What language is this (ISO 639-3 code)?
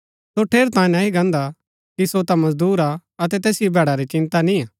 gbk